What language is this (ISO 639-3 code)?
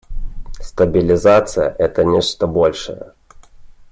rus